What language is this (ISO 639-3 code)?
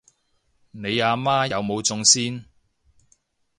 yue